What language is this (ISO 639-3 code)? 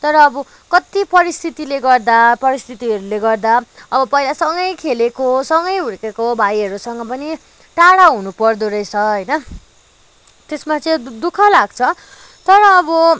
nep